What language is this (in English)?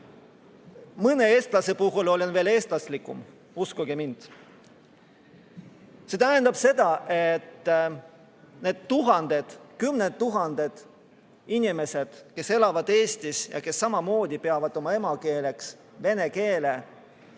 Estonian